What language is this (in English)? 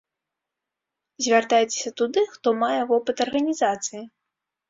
Belarusian